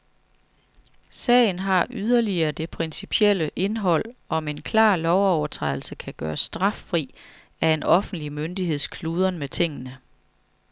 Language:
Danish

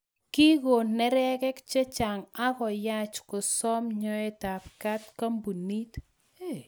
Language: Kalenjin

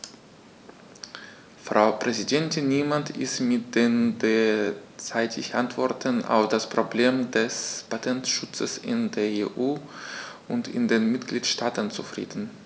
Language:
German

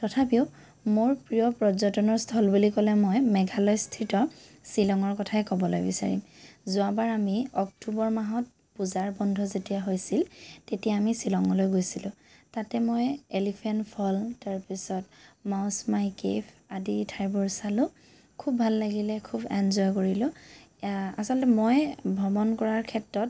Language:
Assamese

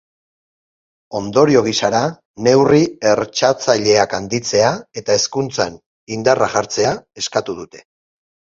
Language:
Basque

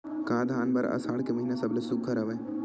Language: Chhattisgarhi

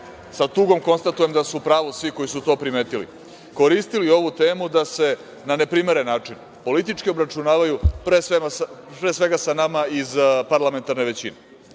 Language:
Serbian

